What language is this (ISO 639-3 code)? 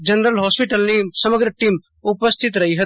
guj